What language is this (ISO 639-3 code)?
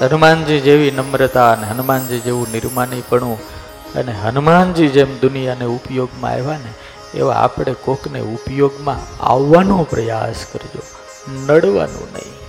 guj